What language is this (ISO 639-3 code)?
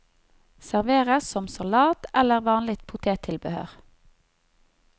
nor